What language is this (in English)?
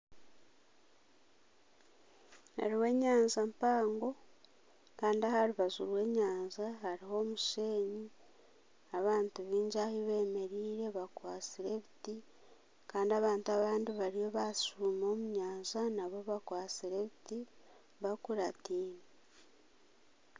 Nyankole